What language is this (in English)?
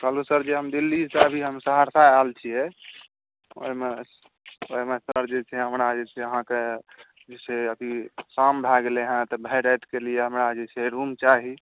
Maithili